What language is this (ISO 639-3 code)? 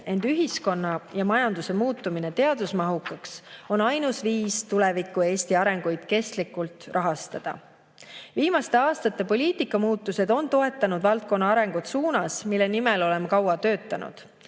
est